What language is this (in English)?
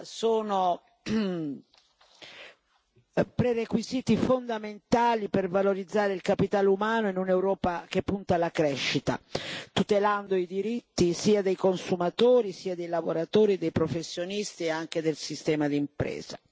Italian